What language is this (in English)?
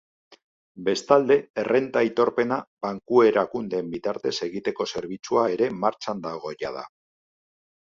Basque